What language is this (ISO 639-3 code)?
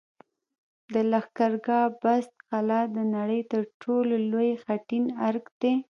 pus